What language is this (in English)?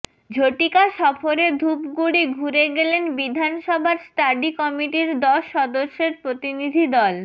Bangla